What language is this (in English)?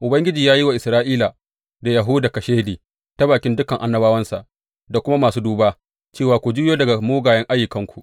Hausa